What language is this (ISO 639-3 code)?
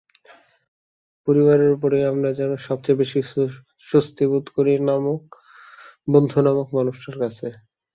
ben